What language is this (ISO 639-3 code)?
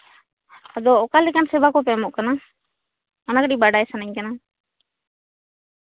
sat